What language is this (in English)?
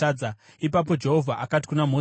Shona